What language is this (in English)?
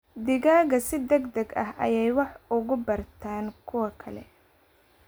Somali